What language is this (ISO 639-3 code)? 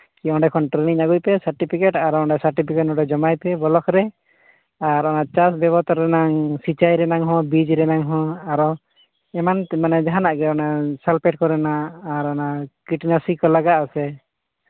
sat